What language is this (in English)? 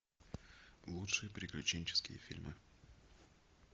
Russian